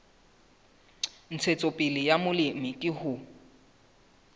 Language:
Southern Sotho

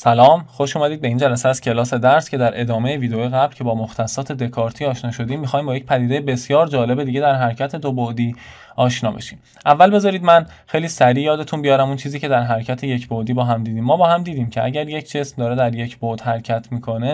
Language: Persian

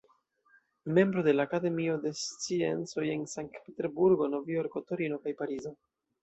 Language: Esperanto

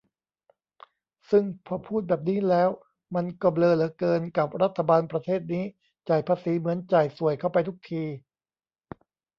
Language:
Thai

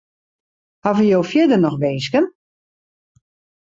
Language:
Western Frisian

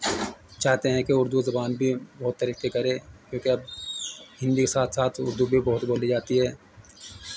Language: Urdu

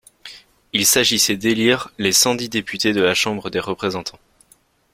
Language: French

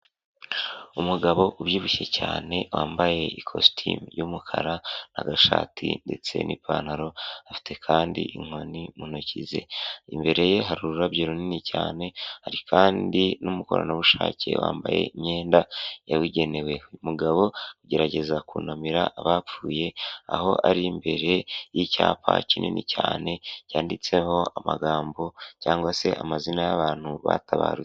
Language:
Kinyarwanda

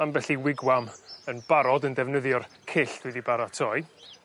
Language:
Welsh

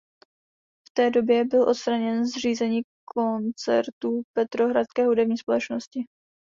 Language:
Czech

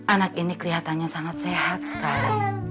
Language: Indonesian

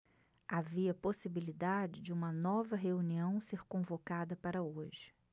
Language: Portuguese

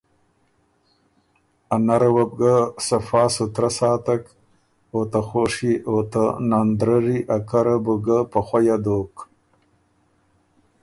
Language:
Ormuri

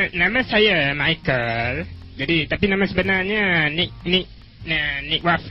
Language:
Malay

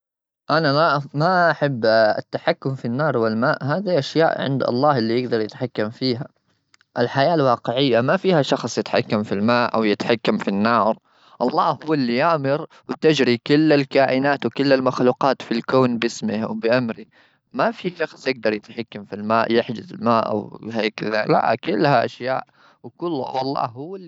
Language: Gulf Arabic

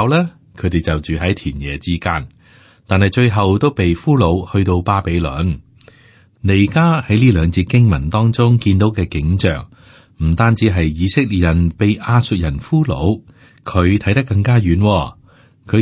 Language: Chinese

